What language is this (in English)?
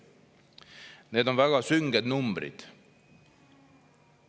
Estonian